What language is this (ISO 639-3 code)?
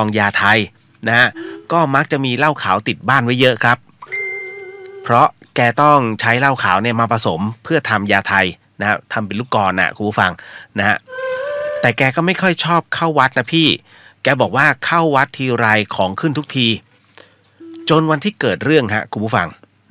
tha